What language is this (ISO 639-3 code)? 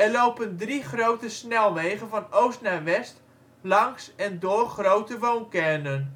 nld